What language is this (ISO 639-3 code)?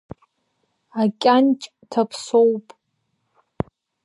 abk